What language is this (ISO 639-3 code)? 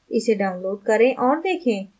hin